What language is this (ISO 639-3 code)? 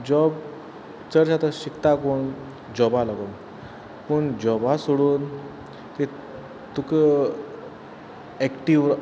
kok